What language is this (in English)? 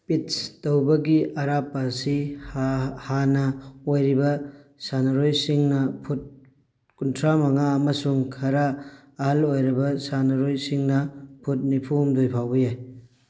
Manipuri